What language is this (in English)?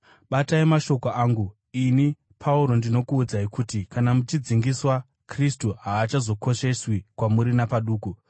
Shona